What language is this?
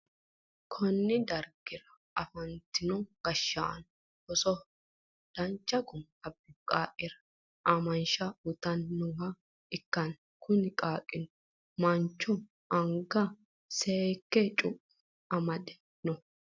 Sidamo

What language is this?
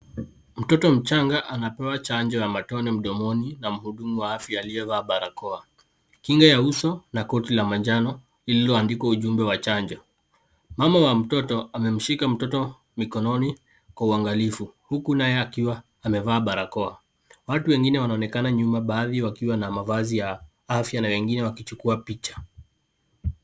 Swahili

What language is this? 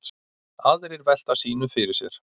Icelandic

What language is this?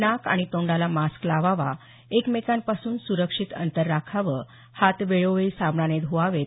Marathi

